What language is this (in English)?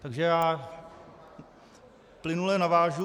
Czech